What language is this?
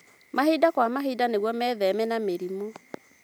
Kikuyu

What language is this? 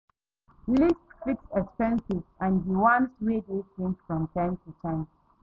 Nigerian Pidgin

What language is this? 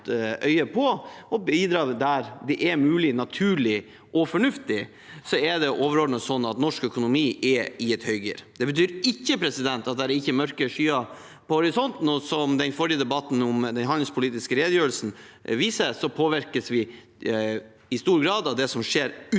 Norwegian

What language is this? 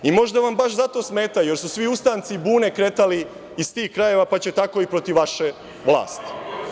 Serbian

